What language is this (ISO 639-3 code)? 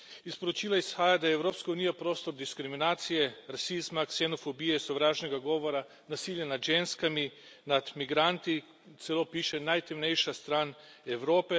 slv